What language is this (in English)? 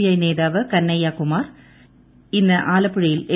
Malayalam